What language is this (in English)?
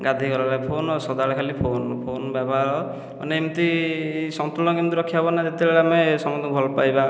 Odia